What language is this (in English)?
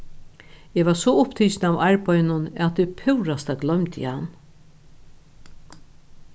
Faroese